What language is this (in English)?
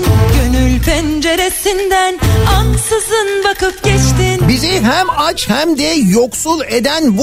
Turkish